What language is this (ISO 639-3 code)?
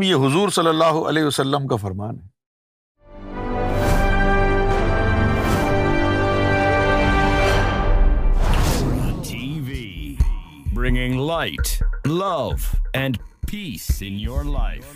urd